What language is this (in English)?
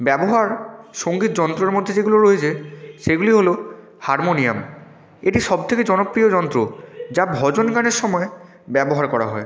Bangla